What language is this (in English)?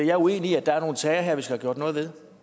Danish